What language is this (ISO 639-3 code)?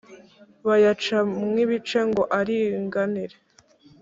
kin